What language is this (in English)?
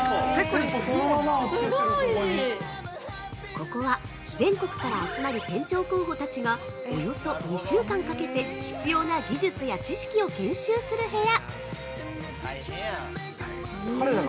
Japanese